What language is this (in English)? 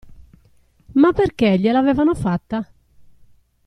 Italian